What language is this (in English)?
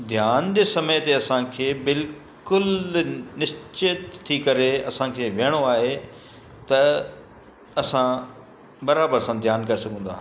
Sindhi